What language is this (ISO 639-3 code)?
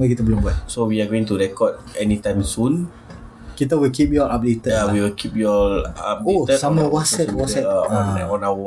msa